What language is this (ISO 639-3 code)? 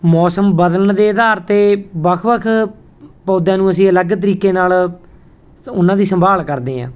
pan